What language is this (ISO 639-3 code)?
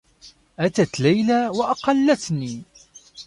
ara